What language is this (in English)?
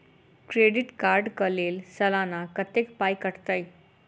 Maithili